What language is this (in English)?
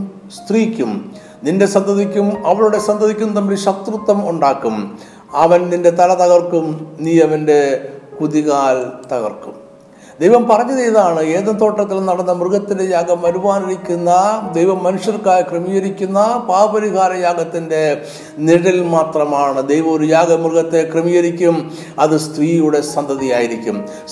Malayalam